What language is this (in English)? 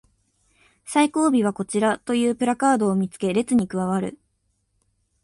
Japanese